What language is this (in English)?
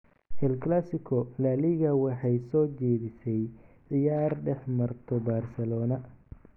Somali